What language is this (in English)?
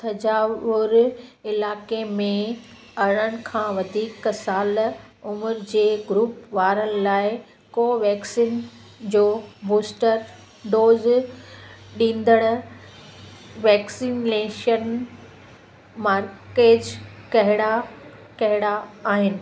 Sindhi